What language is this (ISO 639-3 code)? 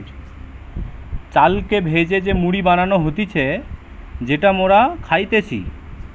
ben